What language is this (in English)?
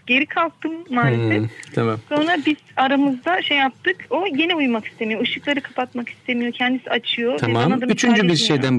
Turkish